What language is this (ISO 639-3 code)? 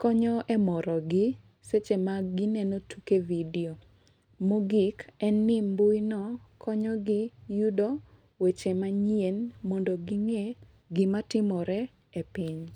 luo